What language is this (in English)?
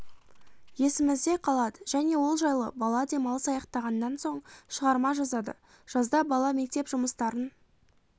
Kazakh